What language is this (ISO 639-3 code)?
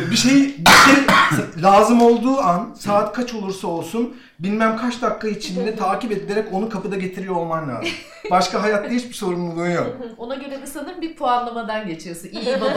tur